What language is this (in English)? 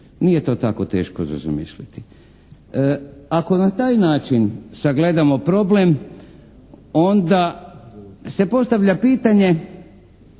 Croatian